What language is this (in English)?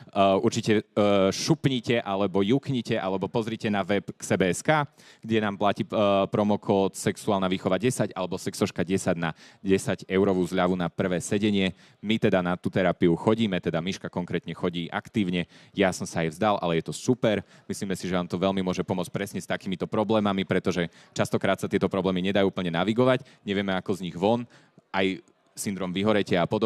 Slovak